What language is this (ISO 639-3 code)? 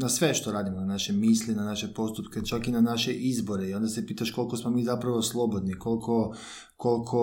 hrv